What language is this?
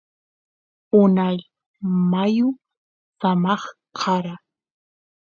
Santiago del Estero Quichua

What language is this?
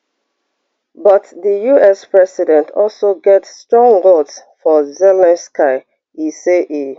Nigerian Pidgin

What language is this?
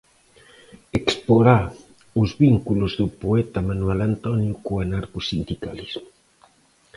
Galician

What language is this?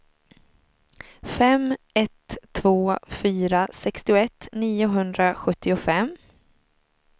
Swedish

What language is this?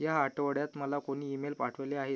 Marathi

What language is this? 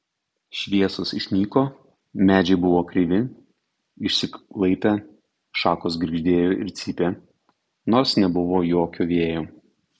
Lithuanian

